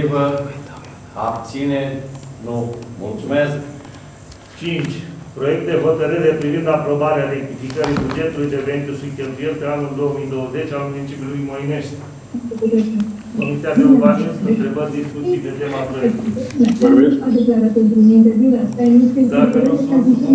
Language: Romanian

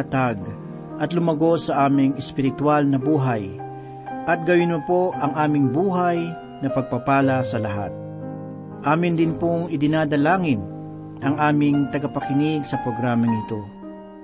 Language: Filipino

